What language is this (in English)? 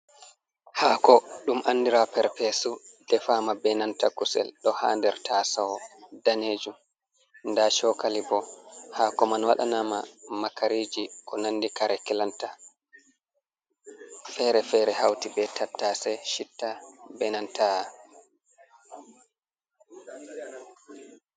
Fula